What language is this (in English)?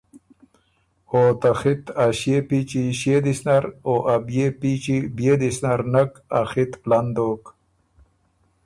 Ormuri